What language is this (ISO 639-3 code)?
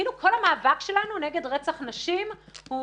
heb